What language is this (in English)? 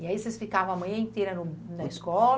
Portuguese